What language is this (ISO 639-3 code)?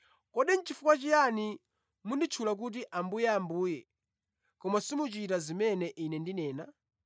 nya